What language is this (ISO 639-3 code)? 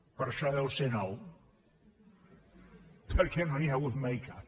cat